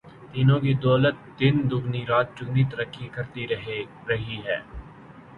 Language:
Urdu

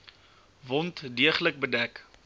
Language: Afrikaans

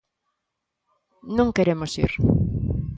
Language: Galician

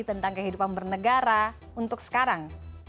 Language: Indonesian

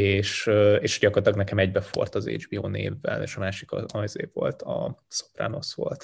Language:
Hungarian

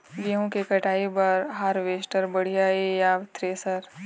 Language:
Chhattisgarhi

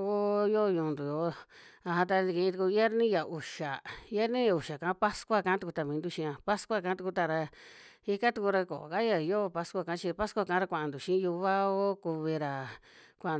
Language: Western Juxtlahuaca Mixtec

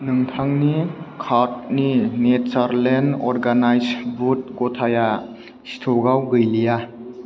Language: Bodo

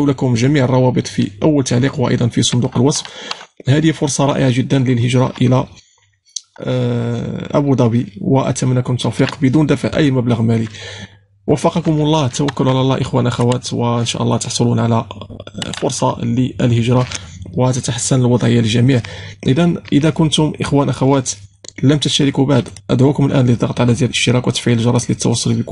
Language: Arabic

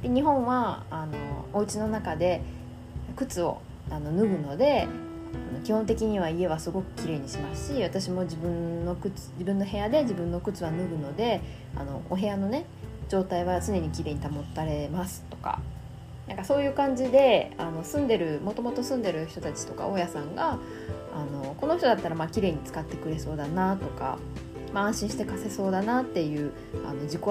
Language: Japanese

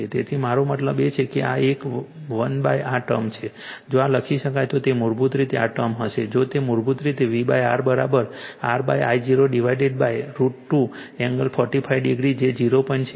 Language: Gujarati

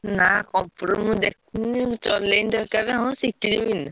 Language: Odia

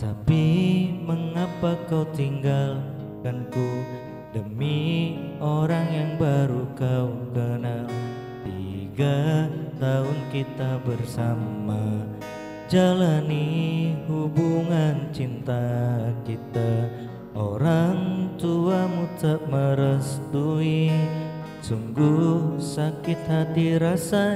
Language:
Indonesian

